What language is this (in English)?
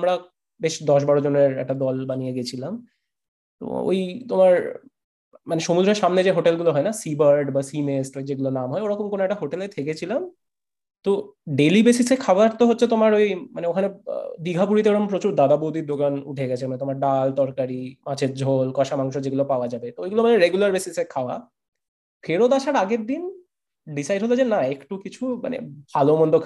Bangla